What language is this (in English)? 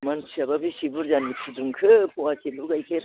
Bodo